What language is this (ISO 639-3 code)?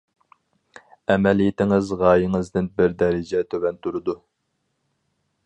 uig